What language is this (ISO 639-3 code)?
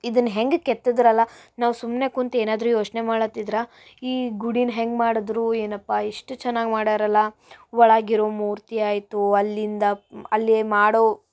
kan